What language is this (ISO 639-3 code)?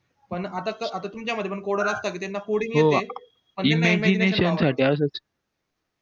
mar